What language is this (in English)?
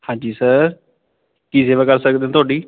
Punjabi